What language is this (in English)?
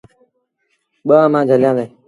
Sindhi Bhil